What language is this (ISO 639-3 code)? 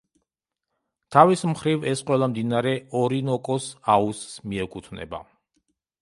kat